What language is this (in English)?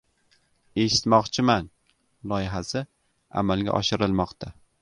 Uzbek